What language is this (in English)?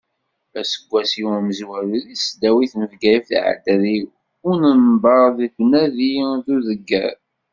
Kabyle